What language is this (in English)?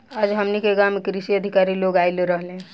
Bhojpuri